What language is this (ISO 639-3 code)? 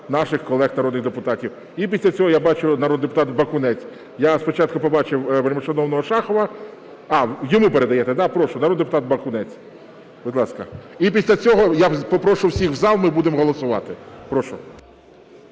ukr